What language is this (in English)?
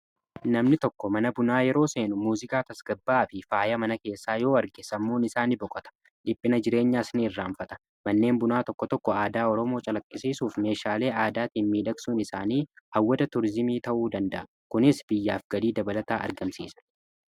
Oromo